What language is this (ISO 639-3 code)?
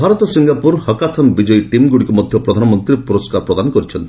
ori